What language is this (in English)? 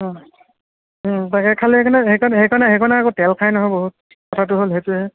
Assamese